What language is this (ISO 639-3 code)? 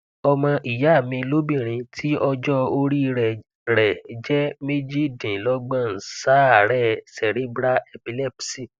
yor